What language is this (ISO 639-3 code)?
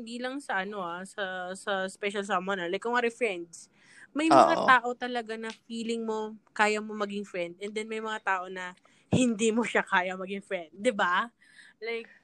fil